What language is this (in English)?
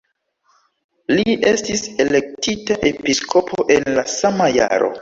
Esperanto